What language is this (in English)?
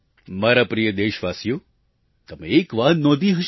Gujarati